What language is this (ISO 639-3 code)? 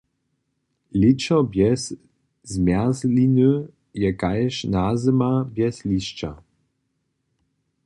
hsb